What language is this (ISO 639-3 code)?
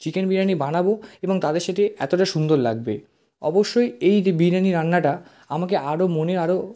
ben